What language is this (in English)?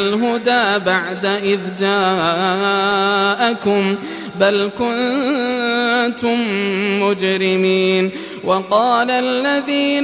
Arabic